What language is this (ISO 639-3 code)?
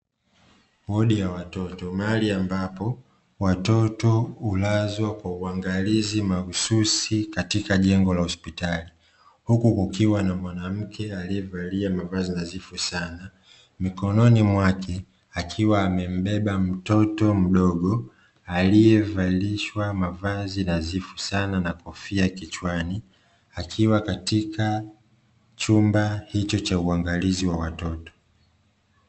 swa